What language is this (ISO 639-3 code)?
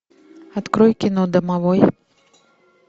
rus